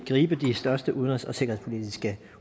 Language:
Danish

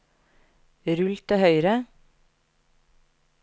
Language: Norwegian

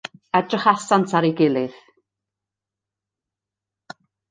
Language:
Welsh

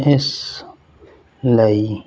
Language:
Punjabi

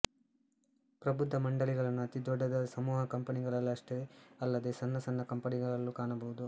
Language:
Kannada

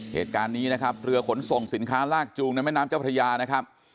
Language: Thai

